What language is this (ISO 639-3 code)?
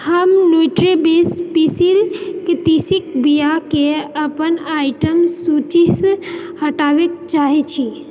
mai